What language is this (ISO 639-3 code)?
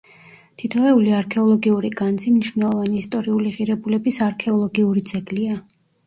kat